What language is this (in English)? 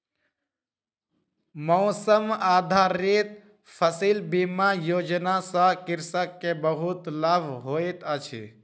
Maithili